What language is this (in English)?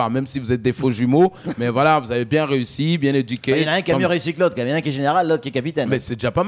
French